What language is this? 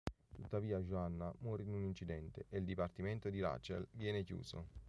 Italian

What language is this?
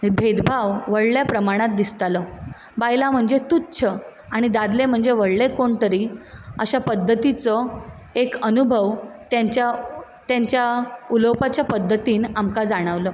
Konkani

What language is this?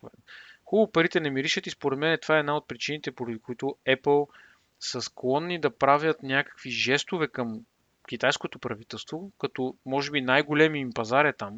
Bulgarian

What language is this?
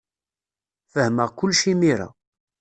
Kabyle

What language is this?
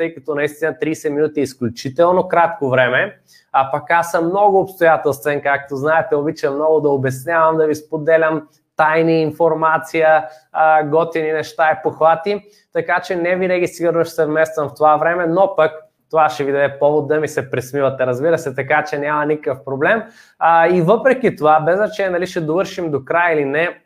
Bulgarian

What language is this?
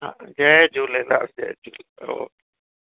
Sindhi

